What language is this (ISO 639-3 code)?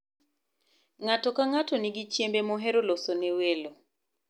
luo